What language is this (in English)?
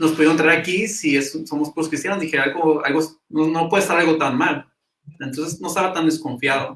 Spanish